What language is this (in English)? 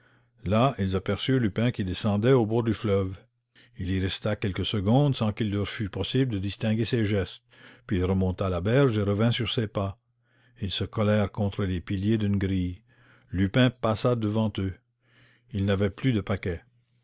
French